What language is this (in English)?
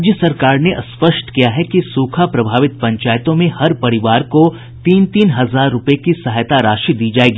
Hindi